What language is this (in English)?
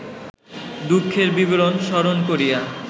Bangla